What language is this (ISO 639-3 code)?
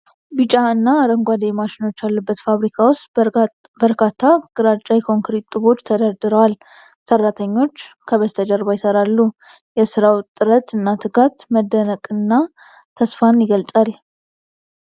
amh